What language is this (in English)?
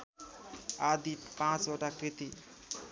Nepali